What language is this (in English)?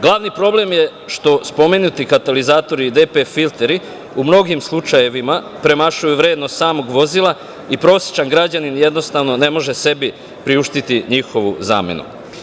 Serbian